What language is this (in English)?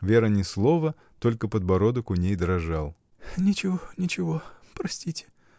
Russian